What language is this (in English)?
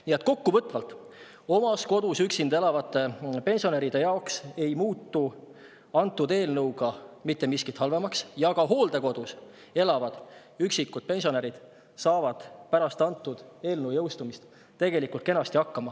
Estonian